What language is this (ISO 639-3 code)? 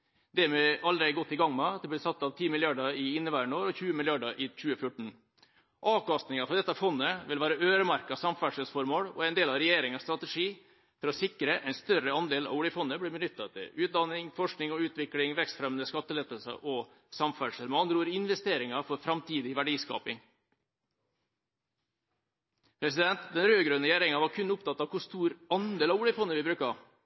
nob